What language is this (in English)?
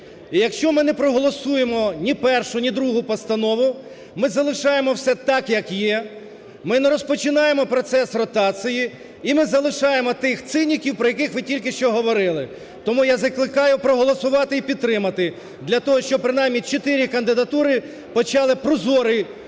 Ukrainian